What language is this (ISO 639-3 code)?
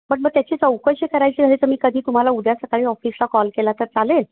mar